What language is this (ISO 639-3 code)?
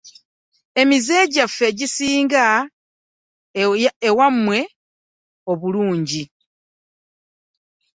lug